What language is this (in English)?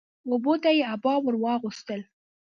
Pashto